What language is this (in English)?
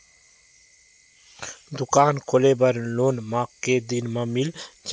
Chhattisgarhi